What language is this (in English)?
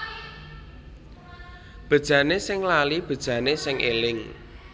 Javanese